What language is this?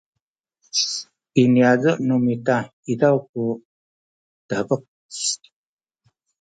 Sakizaya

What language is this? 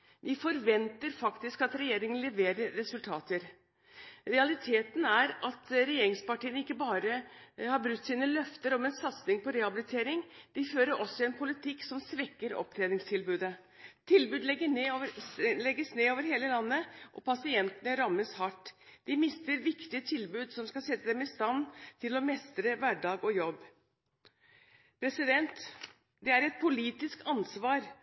Norwegian Bokmål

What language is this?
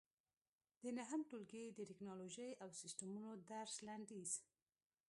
Pashto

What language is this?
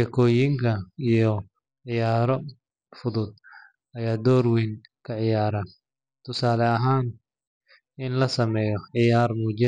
Somali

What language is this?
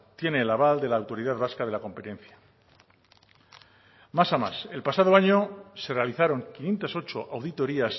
Spanish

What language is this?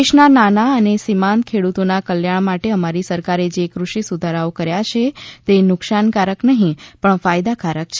Gujarati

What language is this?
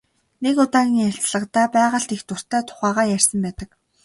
Mongolian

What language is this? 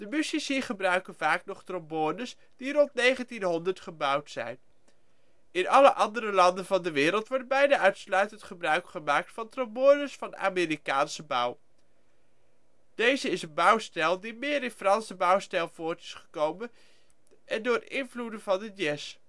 Dutch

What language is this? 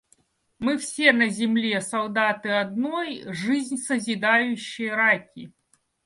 Russian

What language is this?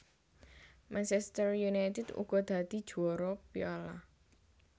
Javanese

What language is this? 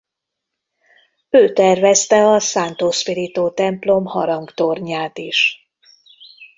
Hungarian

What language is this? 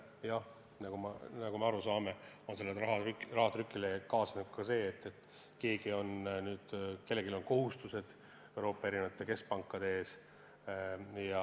Estonian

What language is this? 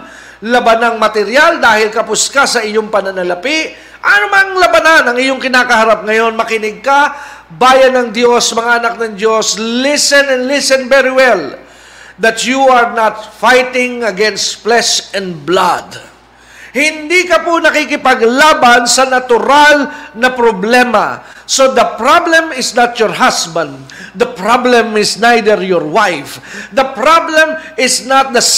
Filipino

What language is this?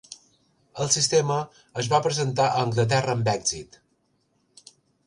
Catalan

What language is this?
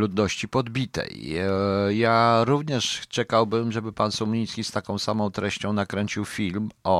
Polish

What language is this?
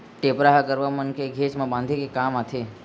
Chhattisgarhi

